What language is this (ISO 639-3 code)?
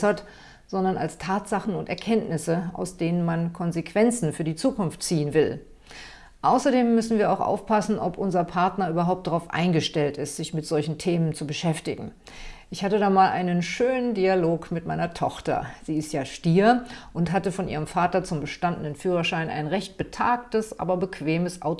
deu